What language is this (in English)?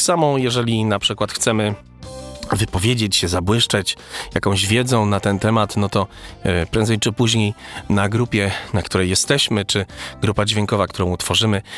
Polish